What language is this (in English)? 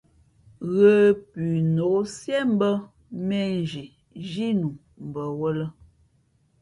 Fe'fe'